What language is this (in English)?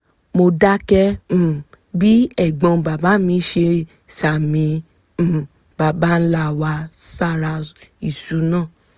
Yoruba